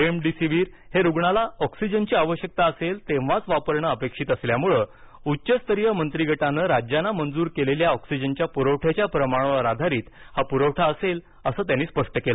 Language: Marathi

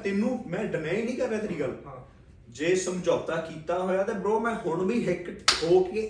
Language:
Punjabi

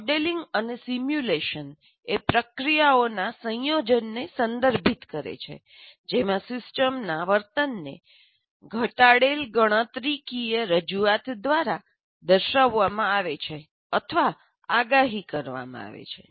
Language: Gujarati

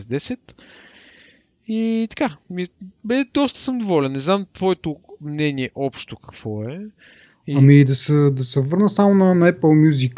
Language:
Bulgarian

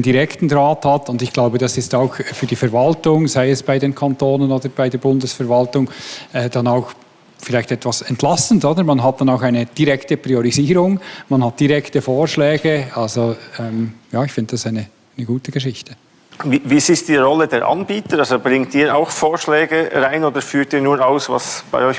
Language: German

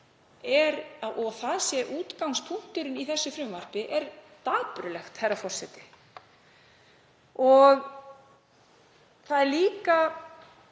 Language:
Icelandic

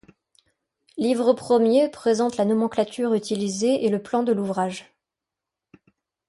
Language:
French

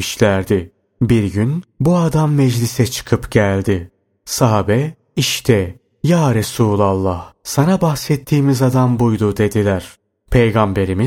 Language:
Turkish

